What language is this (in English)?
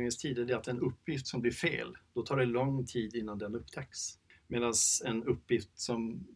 Swedish